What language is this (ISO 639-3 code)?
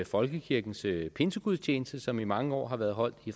dan